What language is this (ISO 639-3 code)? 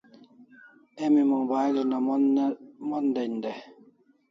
kls